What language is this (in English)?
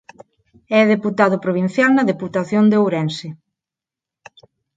Galician